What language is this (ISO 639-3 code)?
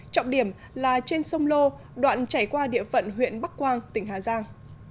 vie